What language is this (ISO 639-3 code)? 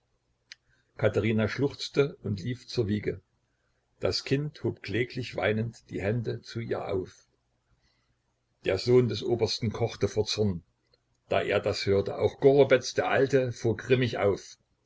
deu